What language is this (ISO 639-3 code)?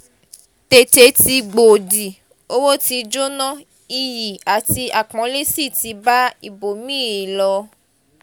yor